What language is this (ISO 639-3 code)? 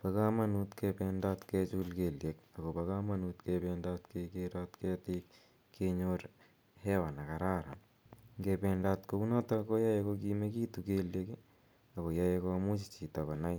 kln